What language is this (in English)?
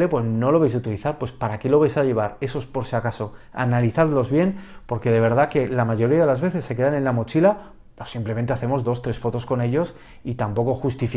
Spanish